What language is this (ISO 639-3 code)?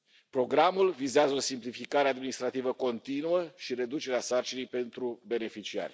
ron